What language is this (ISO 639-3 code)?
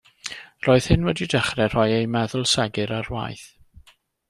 cym